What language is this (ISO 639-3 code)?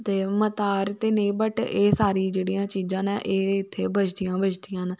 doi